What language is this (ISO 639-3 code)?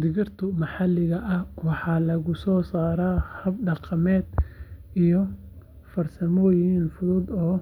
som